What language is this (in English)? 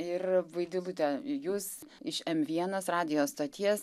Lithuanian